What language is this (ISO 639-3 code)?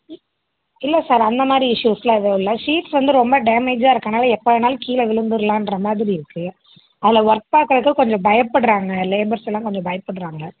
tam